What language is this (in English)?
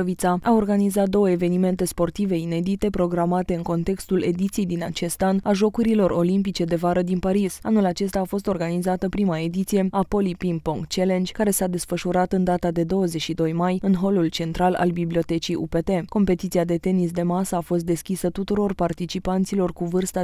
Romanian